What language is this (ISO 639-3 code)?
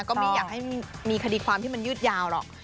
tha